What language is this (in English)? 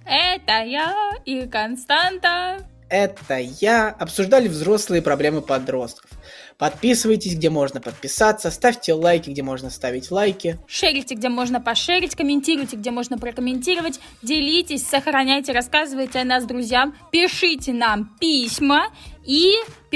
Russian